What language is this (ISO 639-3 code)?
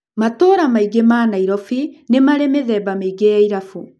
kik